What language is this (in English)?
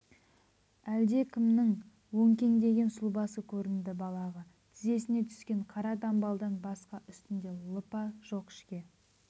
Kazakh